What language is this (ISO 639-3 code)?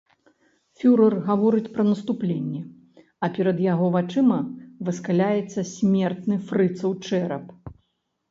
bel